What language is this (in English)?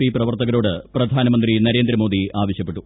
Malayalam